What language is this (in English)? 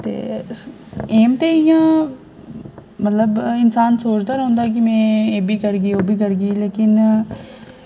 Dogri